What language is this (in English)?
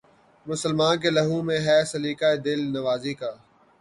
Urdu